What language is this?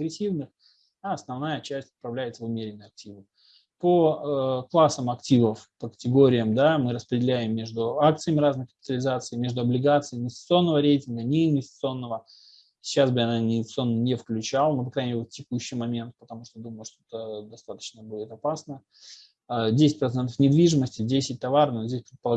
Russian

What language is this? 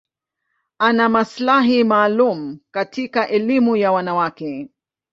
Swahili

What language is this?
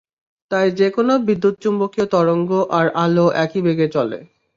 Bangla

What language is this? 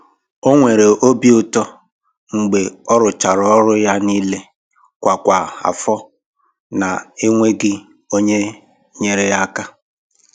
Igbo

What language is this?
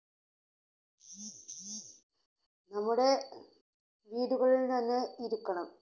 Malayalam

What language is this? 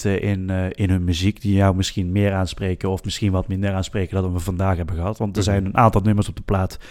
Dutch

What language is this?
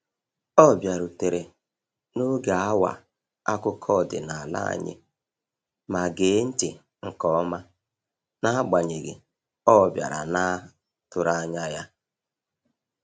Igbo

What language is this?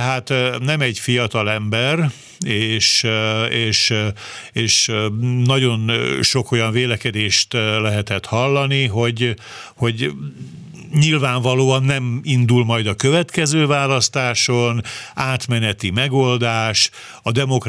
Hungarian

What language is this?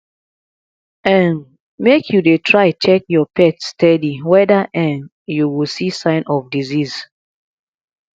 Nigerian Pidgin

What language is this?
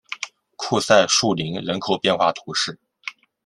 Chinese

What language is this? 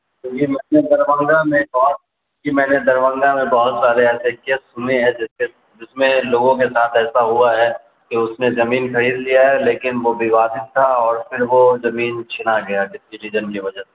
Urdu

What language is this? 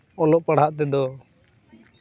Santali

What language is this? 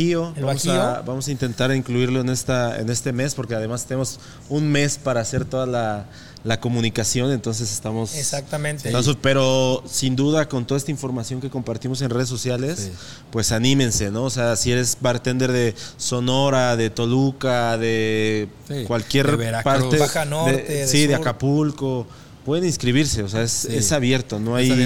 Spanish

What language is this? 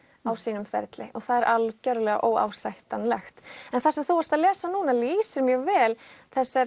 Icelandic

